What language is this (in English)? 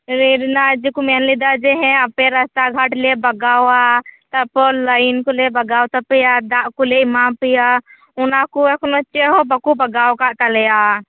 Santali